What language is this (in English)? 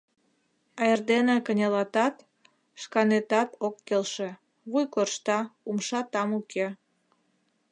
Mari